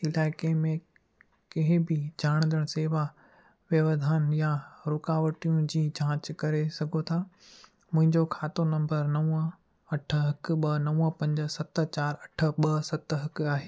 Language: Sindhi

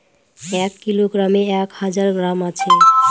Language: Bangla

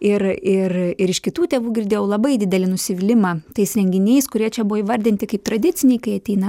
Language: Lithuanian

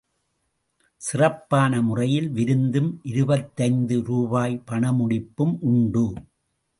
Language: Tamil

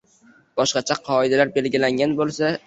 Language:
Uzbek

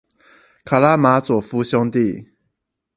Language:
Chinese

